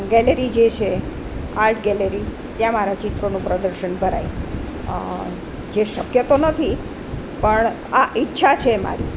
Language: Gujarati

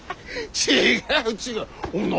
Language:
Japanese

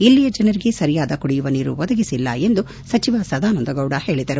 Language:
Kannada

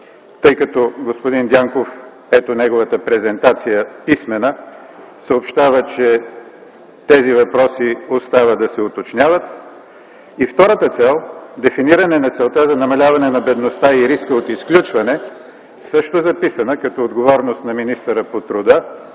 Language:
Bulgarian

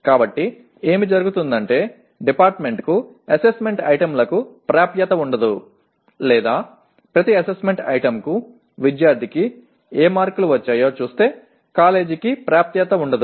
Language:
Telugu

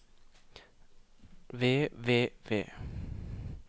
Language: Norwegian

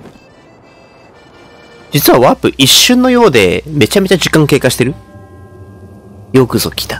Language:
Japanese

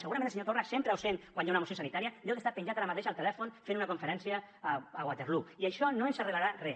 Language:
Catalan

